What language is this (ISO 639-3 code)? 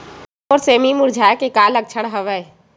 hne